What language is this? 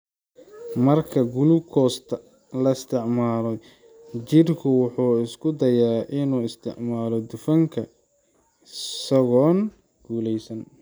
Somali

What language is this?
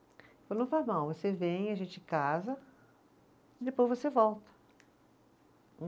Portuguese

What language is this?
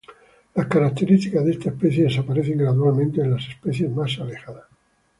Spanish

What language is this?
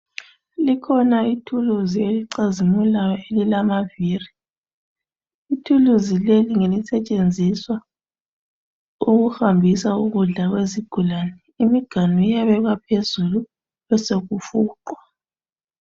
North Ndebele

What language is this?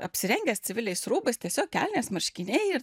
Lithuanian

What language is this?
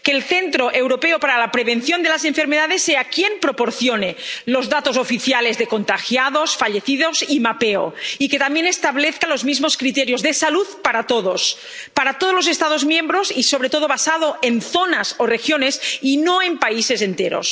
Spanish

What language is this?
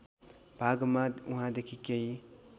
Nepali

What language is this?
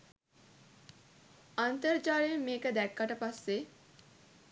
Sinhala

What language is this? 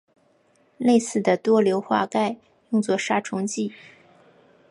Chinese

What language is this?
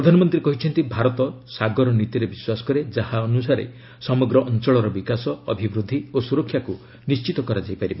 Odia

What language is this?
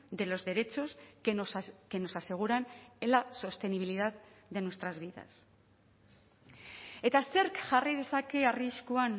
Spanish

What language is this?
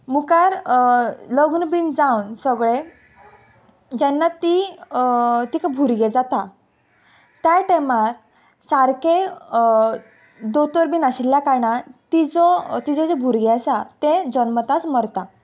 Konkani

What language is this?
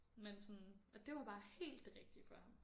Danish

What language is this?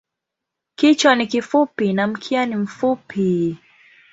Swahili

